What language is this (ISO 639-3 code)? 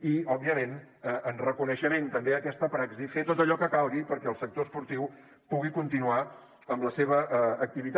cat